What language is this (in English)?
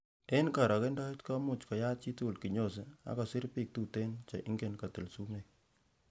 Kalenjin